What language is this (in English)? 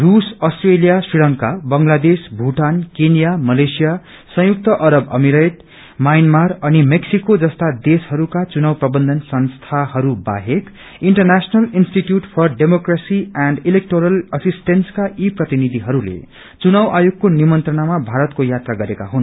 Nepali